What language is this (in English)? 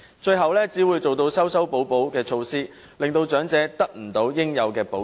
Cantonese